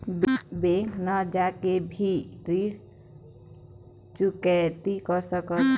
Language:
Chhattisgarhi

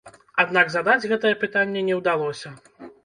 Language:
Belarusian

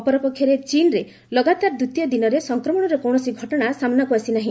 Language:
Odia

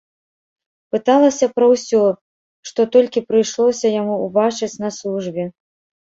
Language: Belarusian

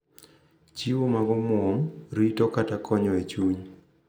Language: Luo (Kenya and Tanzania)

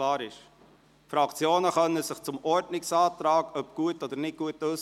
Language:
Swiss German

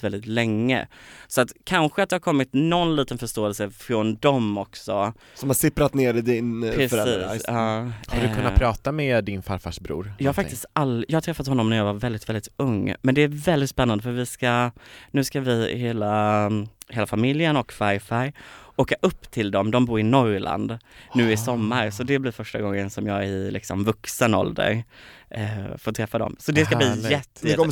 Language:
Swedish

